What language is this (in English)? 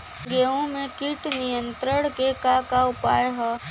Bhojpuri